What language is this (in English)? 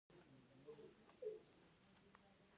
Pashto